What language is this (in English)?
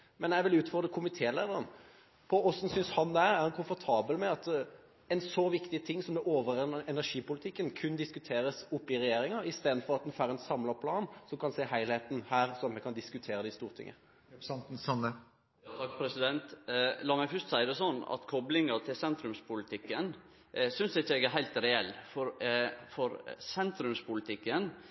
Norwegian